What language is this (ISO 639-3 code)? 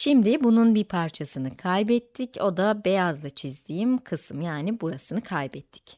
tur